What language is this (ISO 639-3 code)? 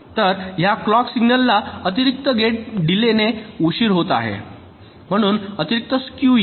mar